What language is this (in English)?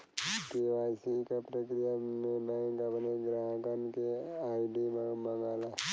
Bhojpuri